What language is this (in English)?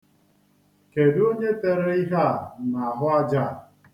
Igbo